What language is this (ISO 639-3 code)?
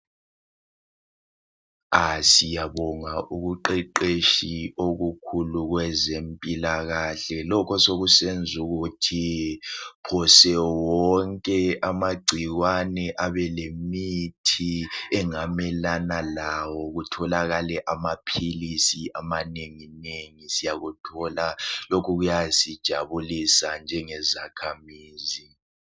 nde